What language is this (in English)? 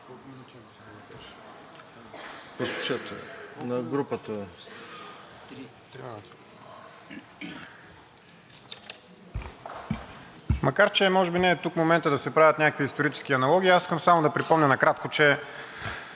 Bulgarian